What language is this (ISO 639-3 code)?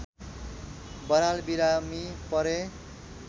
nep